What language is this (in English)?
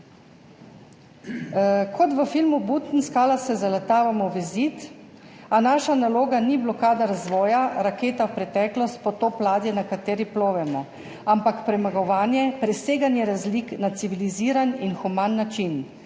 Slovenian